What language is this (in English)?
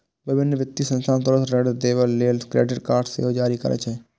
Maithili